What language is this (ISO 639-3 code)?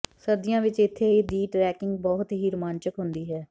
pan